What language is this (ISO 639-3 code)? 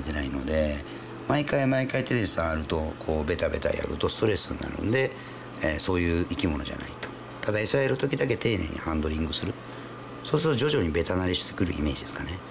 jpn